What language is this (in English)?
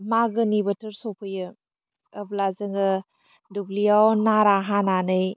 Bodo